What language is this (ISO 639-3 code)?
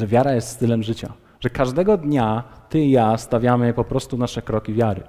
pol